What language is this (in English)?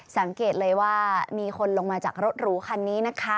Thai